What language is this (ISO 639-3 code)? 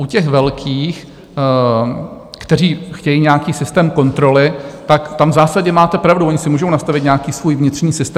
ces